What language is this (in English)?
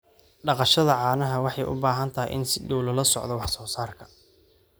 Somali